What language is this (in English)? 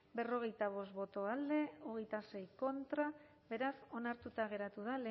Basque